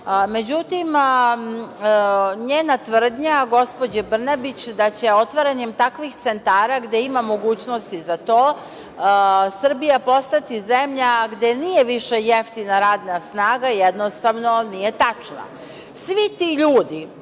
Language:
Serbian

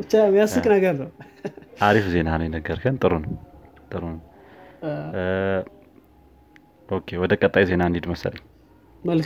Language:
Amharic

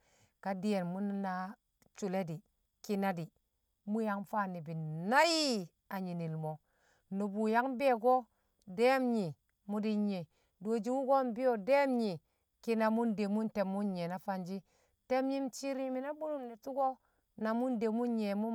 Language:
Kamo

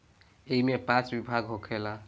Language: Bhojpuri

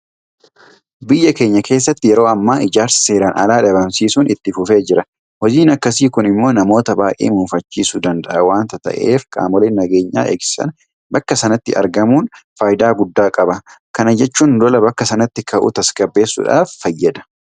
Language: Oromo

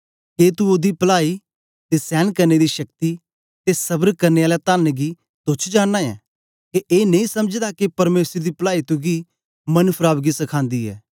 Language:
Dogri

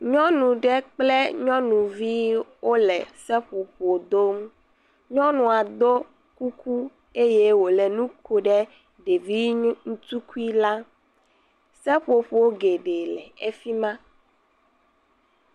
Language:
Ewe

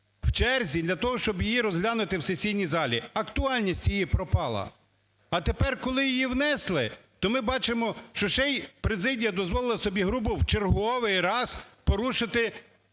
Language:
Ukrainian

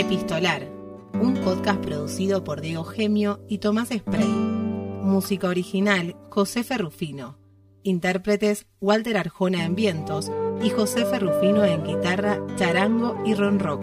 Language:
Spanish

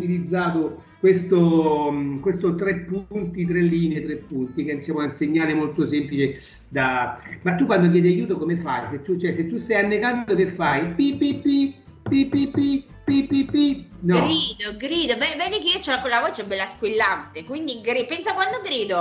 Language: Italian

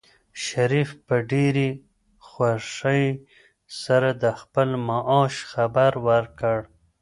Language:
Pashto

